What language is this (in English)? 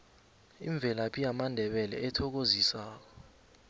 South Ndebele